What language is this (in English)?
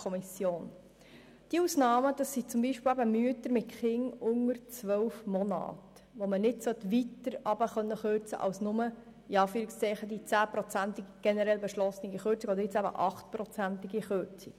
Swiss German